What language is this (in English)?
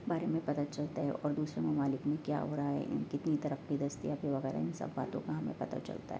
Urdu